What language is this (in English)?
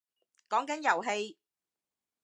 Cantonese